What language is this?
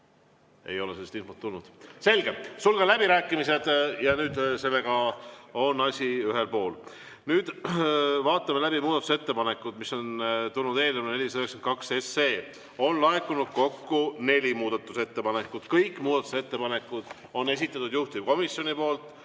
Estonian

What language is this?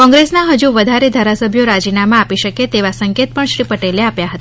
Gujarati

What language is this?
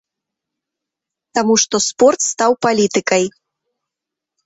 Belarusian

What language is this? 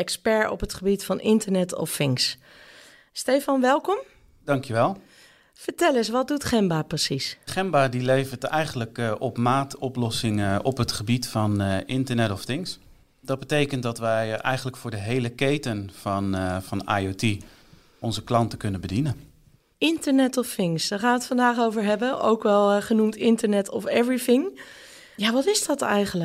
Dutch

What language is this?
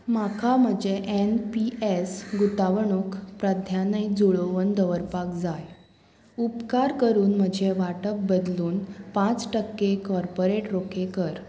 Konkani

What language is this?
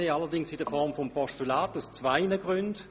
Swiss German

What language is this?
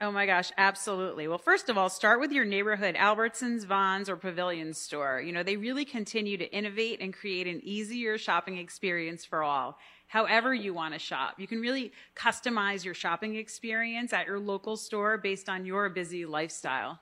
English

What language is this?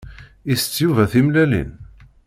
Kabyle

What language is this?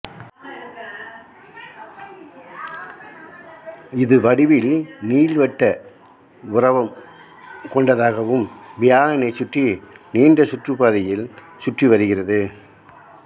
Tamil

